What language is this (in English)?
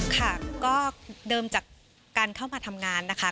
Thai